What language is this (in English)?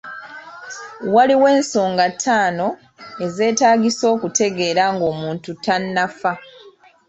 Ganda